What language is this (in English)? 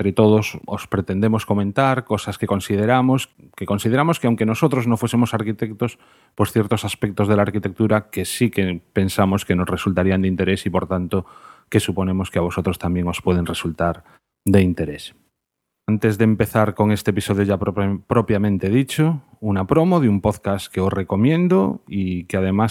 Spanish